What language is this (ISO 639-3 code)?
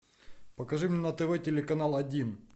rus